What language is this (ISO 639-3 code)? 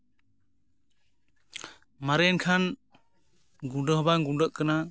sat